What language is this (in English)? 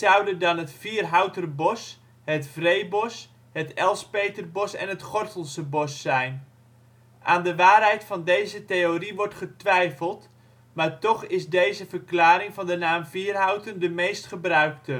Dutch